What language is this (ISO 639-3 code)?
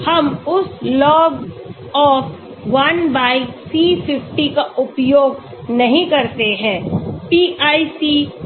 hin